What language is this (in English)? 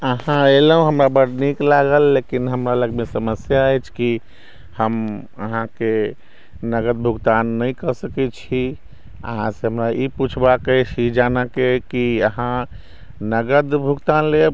Maithili